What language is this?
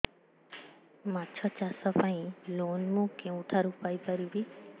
Odia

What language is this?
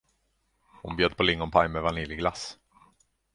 Swedish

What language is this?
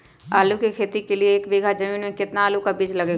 Magahi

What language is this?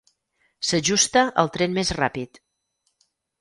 Catalan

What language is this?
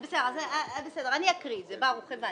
Hebrew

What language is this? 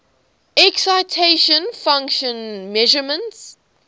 English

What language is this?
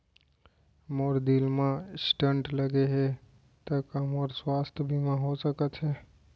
Chhattisgarhi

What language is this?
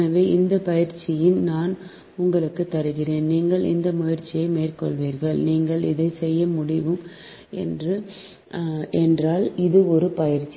Tamil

